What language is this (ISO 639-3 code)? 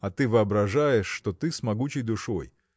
rus